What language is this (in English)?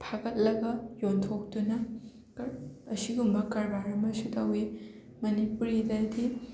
Manipuri